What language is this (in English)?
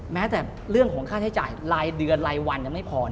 Thai